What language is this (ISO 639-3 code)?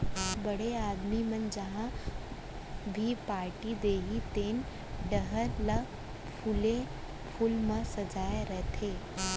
hne